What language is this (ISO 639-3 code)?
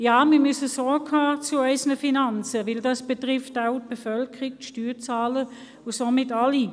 gsw